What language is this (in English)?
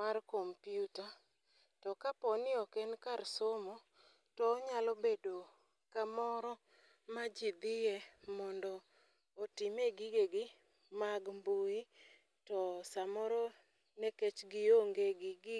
Luo (Kenya and Tanzania)